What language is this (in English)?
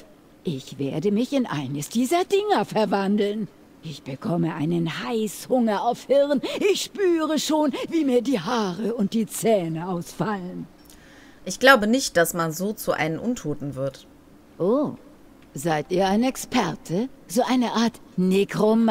German